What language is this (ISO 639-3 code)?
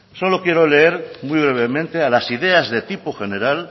spa